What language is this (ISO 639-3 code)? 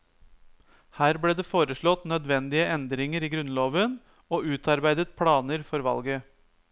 nor